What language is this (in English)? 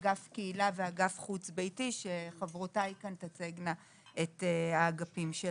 Hebrew